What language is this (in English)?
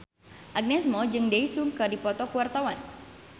Sundanese